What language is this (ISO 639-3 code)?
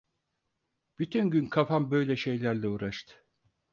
tur